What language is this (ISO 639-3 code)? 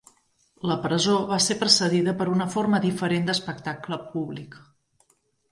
cat